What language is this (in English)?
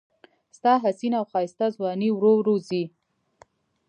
Pashto